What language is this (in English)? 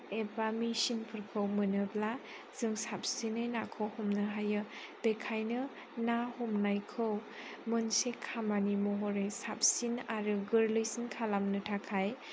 Bodo